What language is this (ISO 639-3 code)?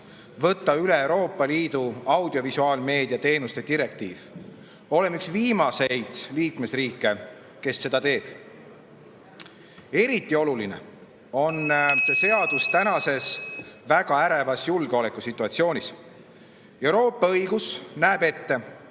est